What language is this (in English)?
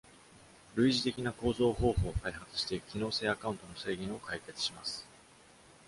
Japanese